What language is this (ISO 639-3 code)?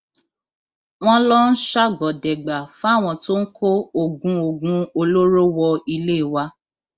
yor